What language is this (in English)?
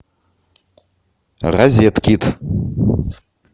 Russian